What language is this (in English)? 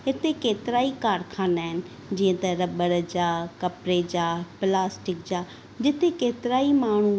Sindhi